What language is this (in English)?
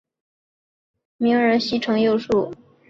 Chinese